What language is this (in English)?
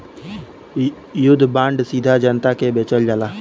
Bhojpuri